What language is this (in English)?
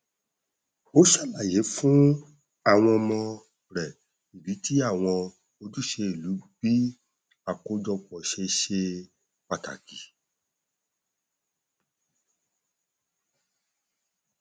Yoruba